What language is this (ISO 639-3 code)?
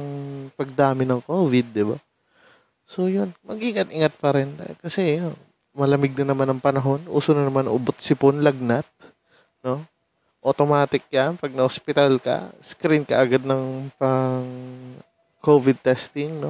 fil